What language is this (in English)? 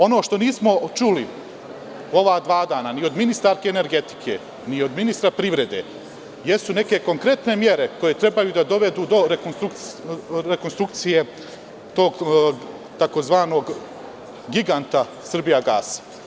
Serbian